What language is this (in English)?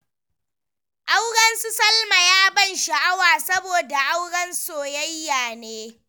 Hausa